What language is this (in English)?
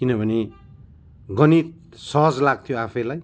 Nepali